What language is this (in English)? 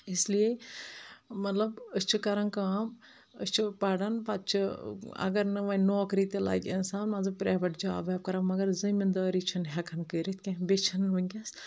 Kashmiri